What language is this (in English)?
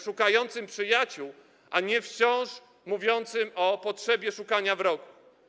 Polish